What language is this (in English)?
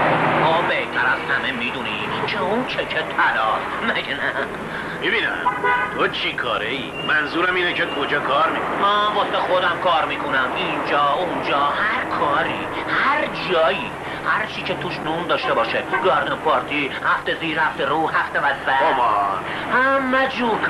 Persian